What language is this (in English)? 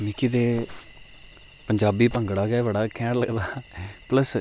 Dogri